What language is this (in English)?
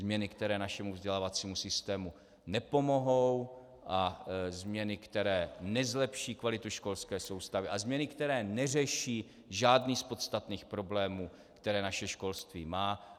Czech